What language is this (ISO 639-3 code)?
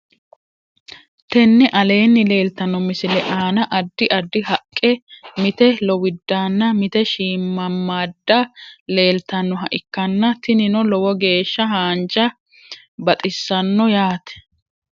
sid